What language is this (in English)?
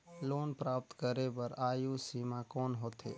Chhattisgarhi